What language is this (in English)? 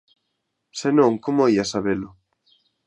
Galician